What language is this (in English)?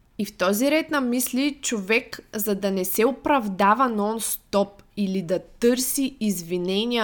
Bulgarian